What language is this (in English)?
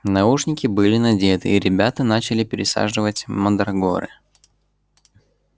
Russian